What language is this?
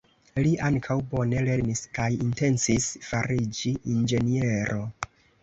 Esperanto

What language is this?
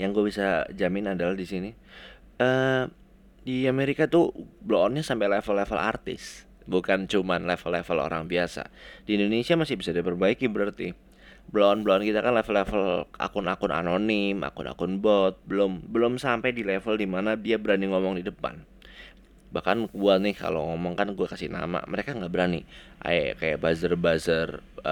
Indonesian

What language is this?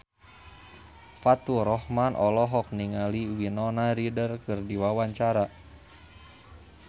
Sundanese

